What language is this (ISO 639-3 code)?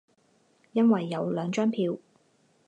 zho